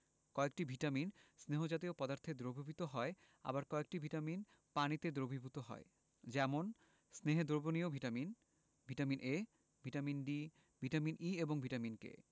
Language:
Bangla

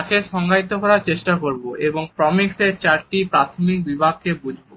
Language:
Bangla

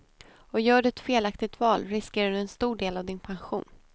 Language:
Swedish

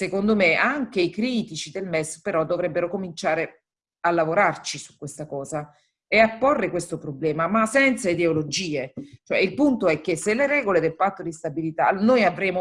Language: Italian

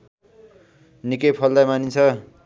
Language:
Nepali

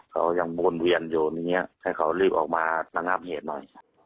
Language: Thai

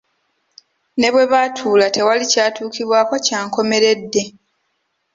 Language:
Ganda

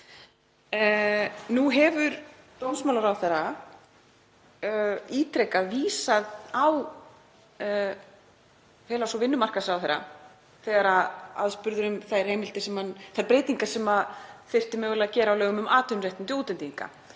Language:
Icelandic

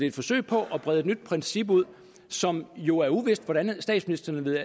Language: Danish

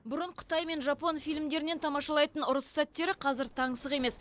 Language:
Kazakh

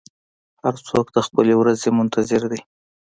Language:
Pashto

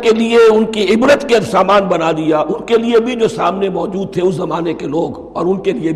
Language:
Urdu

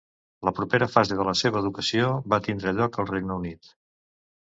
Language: Catalan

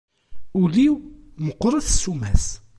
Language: Kabyle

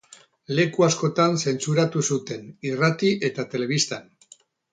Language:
Basque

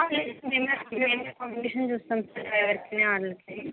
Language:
Telugu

